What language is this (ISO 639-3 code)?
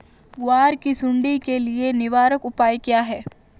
hin